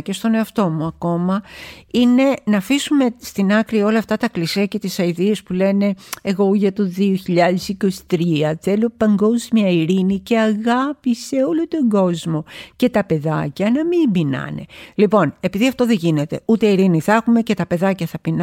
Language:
Greek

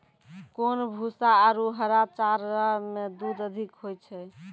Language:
Maithili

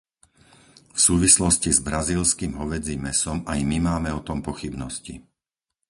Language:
Slovak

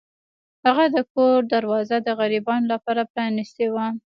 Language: Pashto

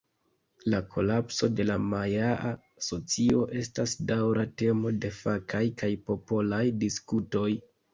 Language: Esperanto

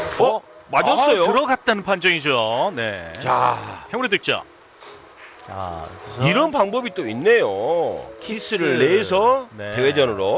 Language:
Korean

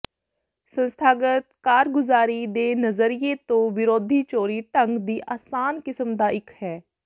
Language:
Punjabi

